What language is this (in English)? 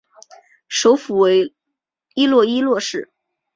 Chinese